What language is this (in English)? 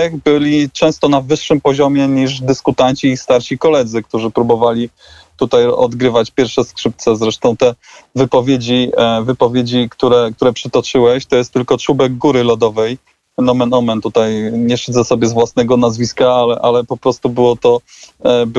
Polish